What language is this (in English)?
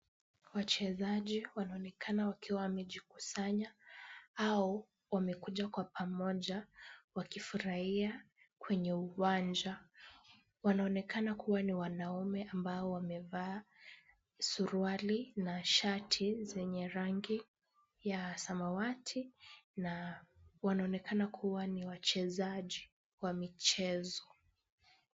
Swahili